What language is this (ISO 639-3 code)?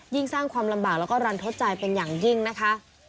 tha